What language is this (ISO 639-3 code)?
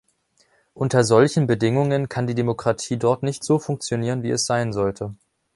deu